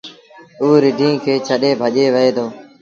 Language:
Sindhi Bhil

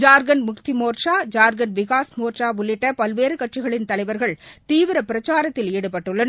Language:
Tamil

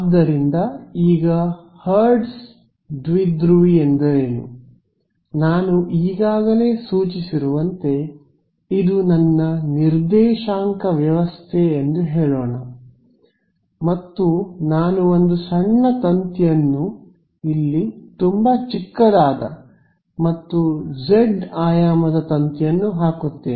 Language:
Kannada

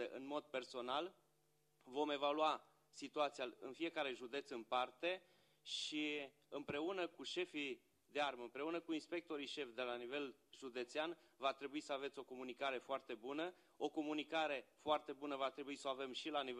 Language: Romanian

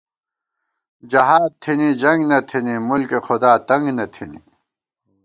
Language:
Gawar-Bati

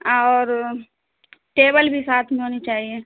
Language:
Urdu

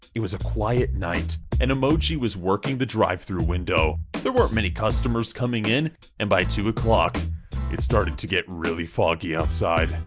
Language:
English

